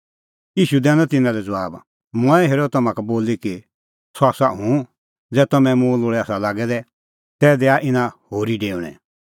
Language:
Kullu Pahari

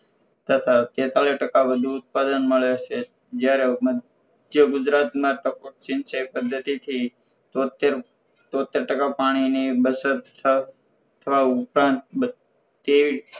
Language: Gujarati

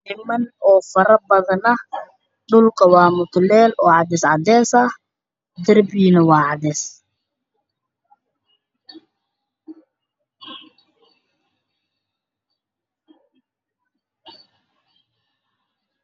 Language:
Somali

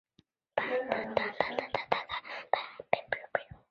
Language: Chinese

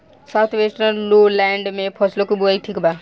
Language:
Bhojpuri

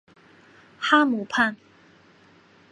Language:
Chinese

